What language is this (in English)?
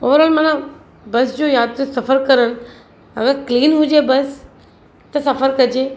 Sindhi